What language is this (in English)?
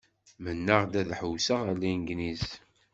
Kabyle